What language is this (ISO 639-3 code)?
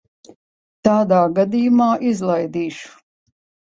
lav